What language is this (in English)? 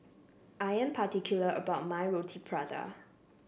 English